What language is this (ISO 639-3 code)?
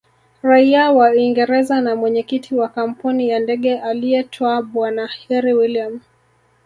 swa